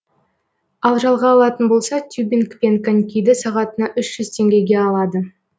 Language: Kazakh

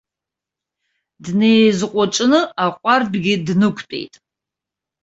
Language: Abkhazian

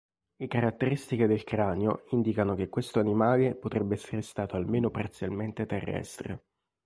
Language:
Italian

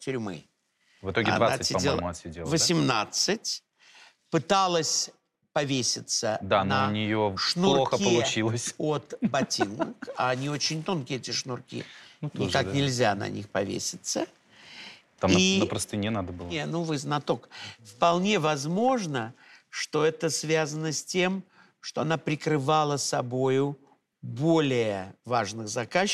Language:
Russian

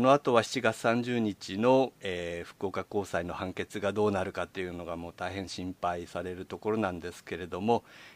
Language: Japanese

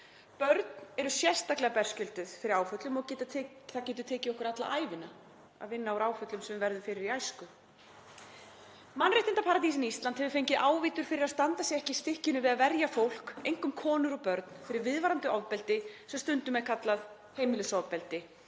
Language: Icelandic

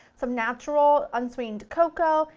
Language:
English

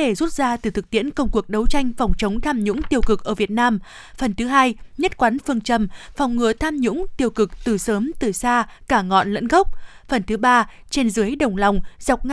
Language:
Vietnamese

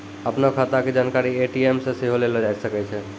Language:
Maithili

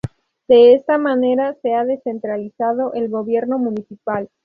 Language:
Spanish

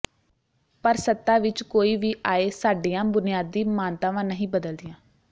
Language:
Punjabi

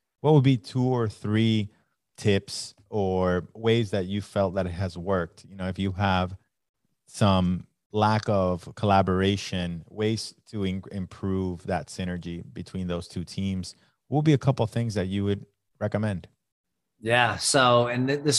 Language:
English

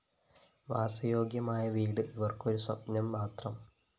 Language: Malayalam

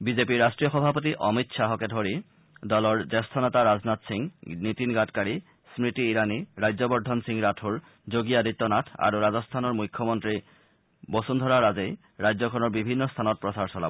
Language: Assamese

